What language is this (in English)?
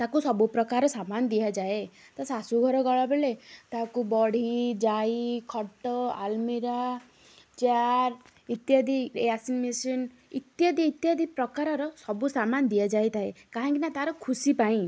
Odia